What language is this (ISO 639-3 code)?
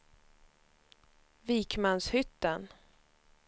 swe